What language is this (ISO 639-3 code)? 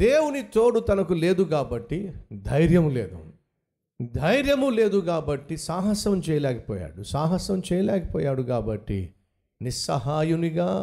tel